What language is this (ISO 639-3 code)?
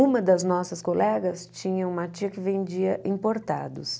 por